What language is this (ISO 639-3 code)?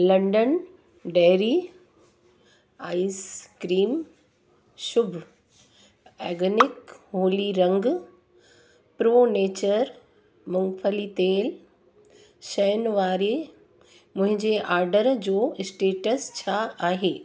snd